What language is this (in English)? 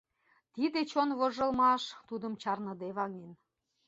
Mari